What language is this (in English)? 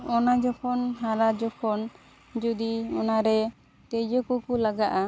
Santali